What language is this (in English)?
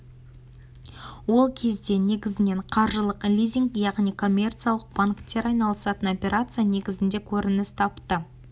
Kazakh